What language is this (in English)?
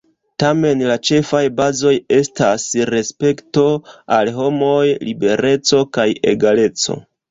Esperanto